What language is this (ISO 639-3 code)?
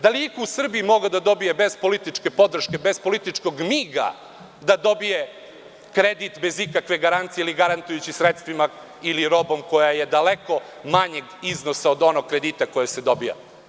srp